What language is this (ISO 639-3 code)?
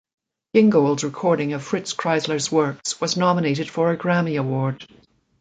eng